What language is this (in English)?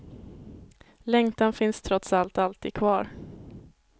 Swedish